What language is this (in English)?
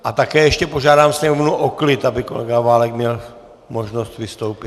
Czech